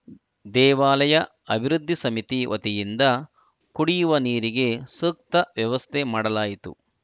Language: Kannada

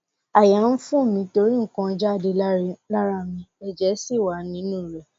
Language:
Yoruba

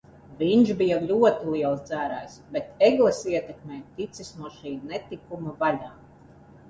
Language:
Latvian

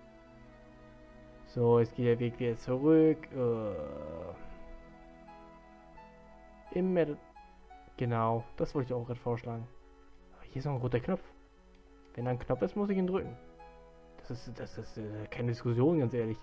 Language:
German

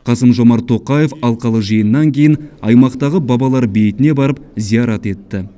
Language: Kazakh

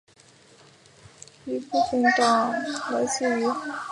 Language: Chinese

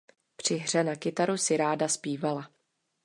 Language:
Czech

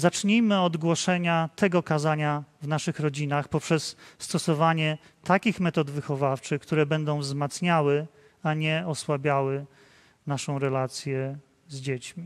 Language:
Polish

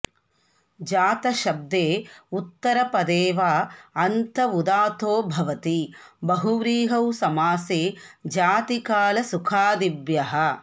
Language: Sanskrit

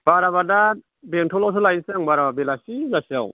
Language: Bodo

